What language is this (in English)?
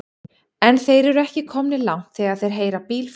Icelandic